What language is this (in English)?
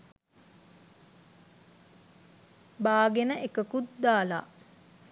Sinhala